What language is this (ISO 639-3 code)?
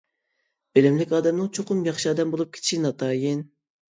uig